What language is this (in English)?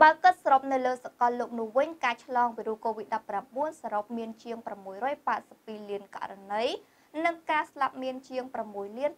Thai